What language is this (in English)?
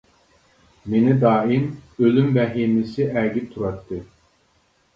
Uyghur